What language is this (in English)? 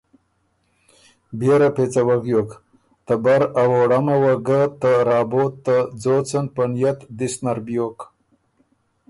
Ormuri